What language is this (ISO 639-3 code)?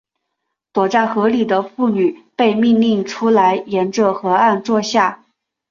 zho